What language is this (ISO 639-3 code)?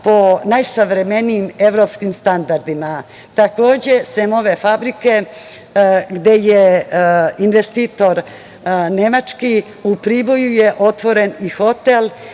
srp